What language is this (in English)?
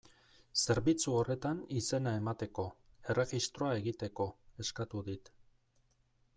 Basque